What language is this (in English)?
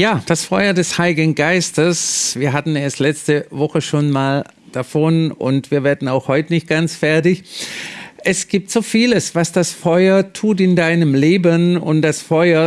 German